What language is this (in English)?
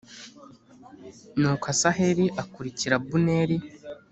Kinyarwanda